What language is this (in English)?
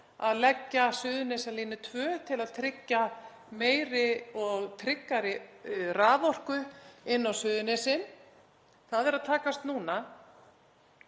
Icelandic